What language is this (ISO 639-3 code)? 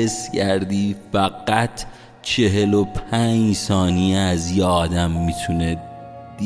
fas